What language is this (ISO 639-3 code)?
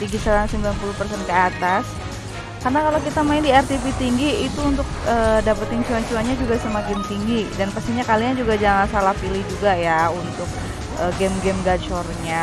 ind